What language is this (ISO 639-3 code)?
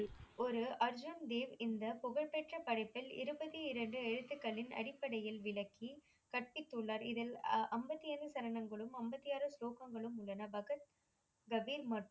tam